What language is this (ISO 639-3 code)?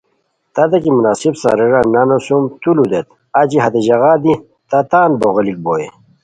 khw